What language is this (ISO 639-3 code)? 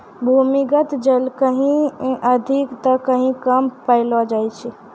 mai